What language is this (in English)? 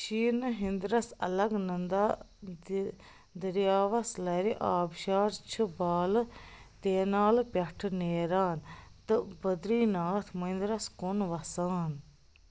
Kashmiri